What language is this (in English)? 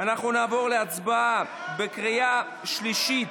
Hebrew